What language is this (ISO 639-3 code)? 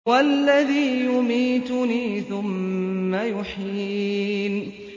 ara